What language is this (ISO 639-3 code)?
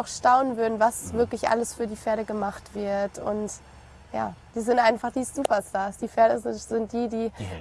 deu